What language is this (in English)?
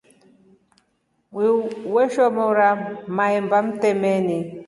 Rombo